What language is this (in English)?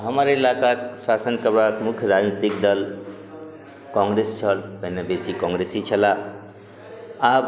Maithili